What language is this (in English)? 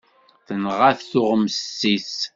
Kabyle